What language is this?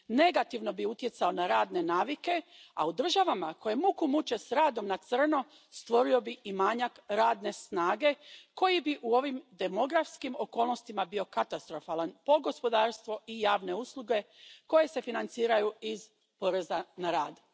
Croatian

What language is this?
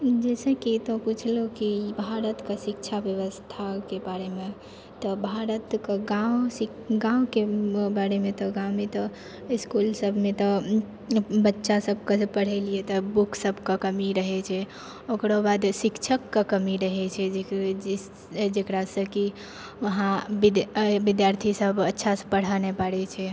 Maithili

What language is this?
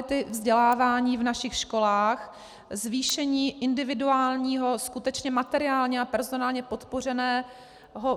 Czech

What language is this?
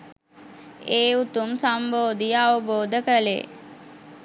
Sinhala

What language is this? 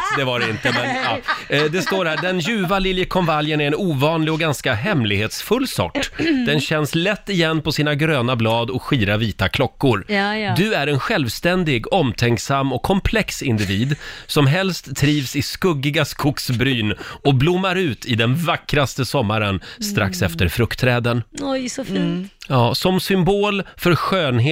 Swedish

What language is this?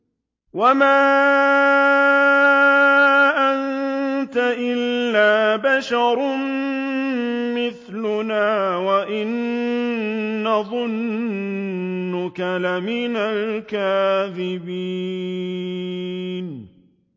Arabic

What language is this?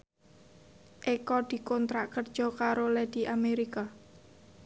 Javanese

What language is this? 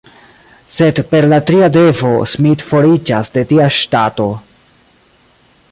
Esperanto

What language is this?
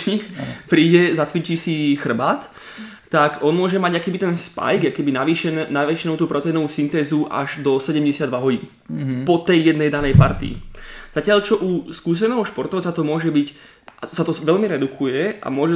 Slovak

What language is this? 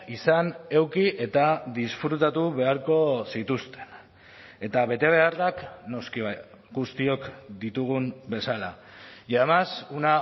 Basque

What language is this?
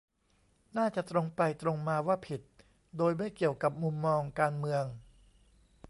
Thai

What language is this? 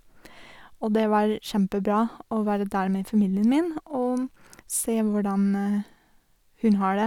Norwegian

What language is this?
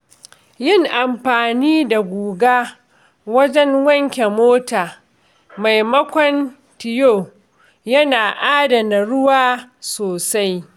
Hausa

